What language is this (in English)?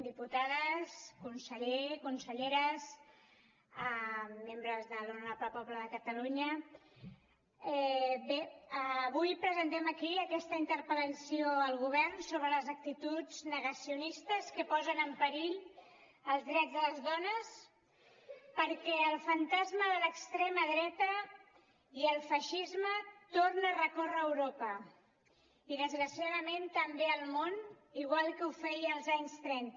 Catalan